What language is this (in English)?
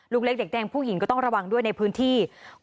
Thai